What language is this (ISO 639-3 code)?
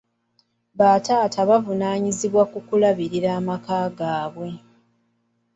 lug